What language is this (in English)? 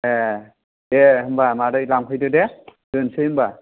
Bodo